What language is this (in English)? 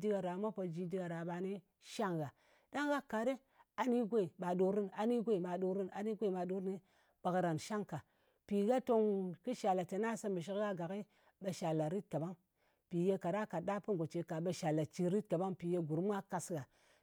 Ngas